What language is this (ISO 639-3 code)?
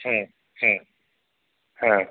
san